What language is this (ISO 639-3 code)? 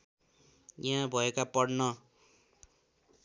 nep